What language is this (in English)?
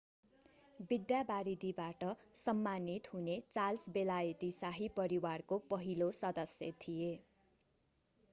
Nepali